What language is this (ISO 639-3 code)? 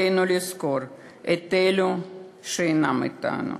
heb